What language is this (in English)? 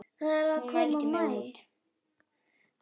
Icelandic